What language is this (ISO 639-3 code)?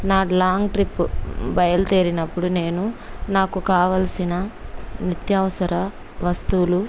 tel